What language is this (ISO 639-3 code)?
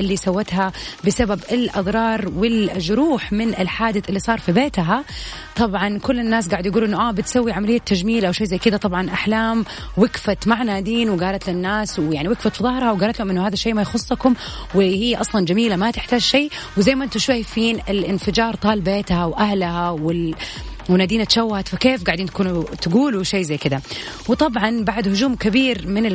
ara